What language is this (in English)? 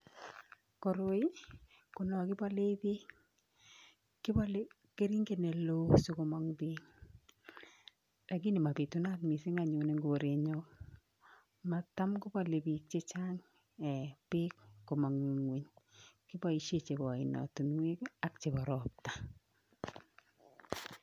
Kalenjin